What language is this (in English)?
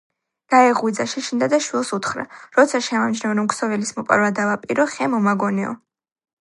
Georgian